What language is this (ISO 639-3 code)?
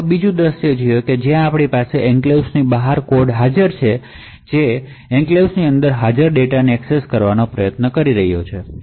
guj